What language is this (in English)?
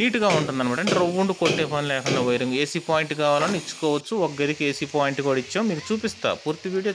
English